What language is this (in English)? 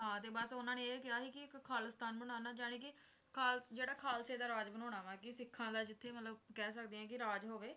Punjabi